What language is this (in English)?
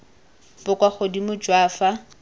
Tswana